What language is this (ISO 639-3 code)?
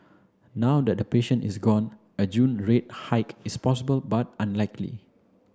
eng